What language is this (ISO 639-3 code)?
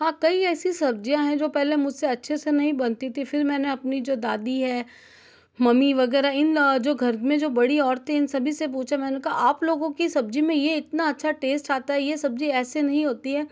hin